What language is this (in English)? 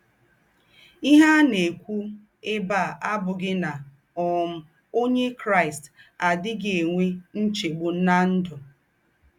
Igbo